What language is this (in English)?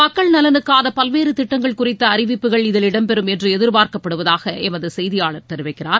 Tamil